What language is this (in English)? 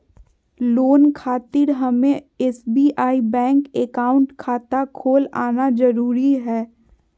Magahi